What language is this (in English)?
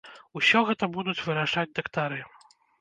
Belarusian